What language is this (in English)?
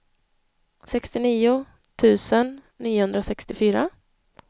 Swedish